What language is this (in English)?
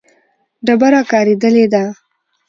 Pashto